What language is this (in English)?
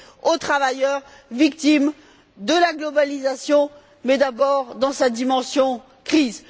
French